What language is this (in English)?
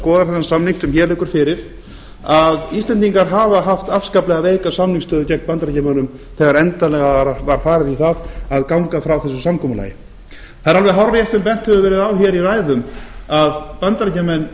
Icelandic